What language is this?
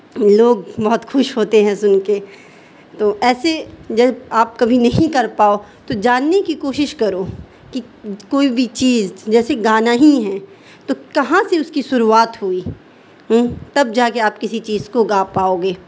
Urdu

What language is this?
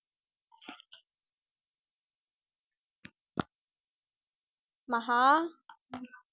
Tamil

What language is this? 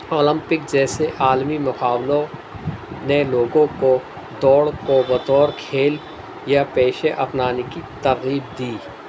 Urdu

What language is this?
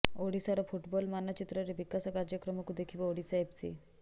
Odia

